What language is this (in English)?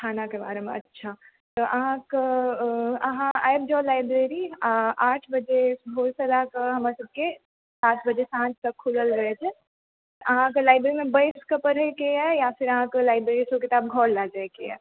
Maithili